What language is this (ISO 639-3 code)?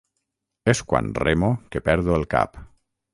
cat